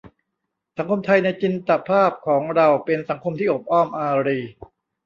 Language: Thai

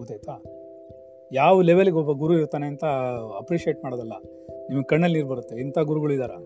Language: Kannada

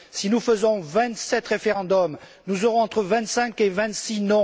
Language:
French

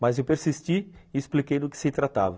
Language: Portuguese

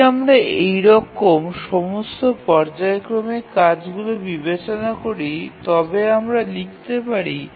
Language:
Bangla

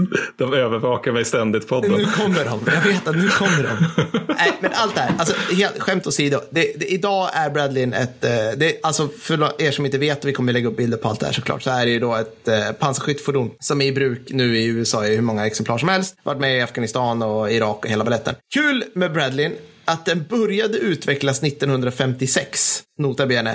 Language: Swedish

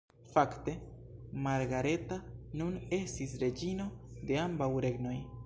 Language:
Esperanto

